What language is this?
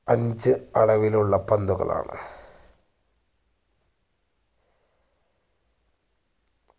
Malayalam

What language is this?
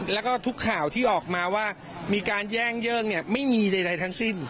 Thai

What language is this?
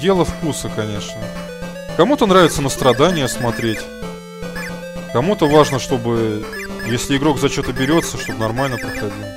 Russian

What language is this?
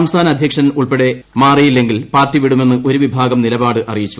Malayalam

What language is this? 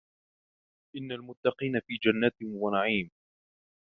Arabic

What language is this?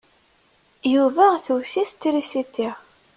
Kabyle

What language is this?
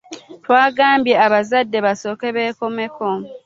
Ganda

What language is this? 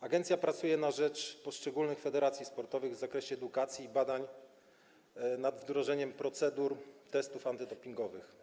Polish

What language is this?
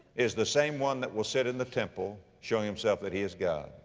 English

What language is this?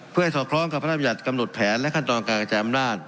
Thai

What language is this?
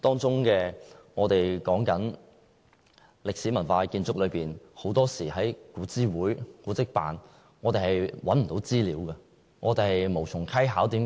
Cantonese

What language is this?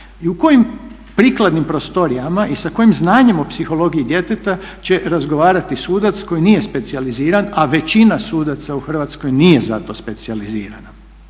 Croatian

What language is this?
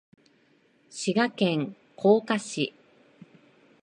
Japanese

